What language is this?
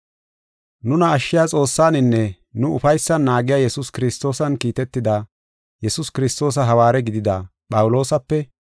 Gofa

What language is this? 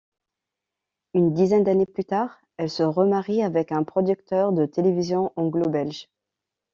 French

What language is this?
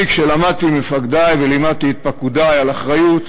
Hebrew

